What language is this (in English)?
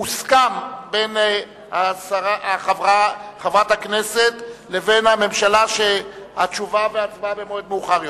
Hebrew